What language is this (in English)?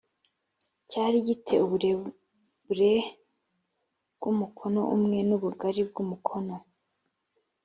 Kinyarwanda